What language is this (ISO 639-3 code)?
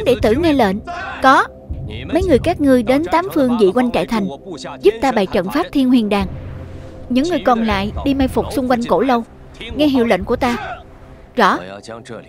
vie